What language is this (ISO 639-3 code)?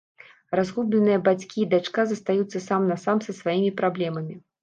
bel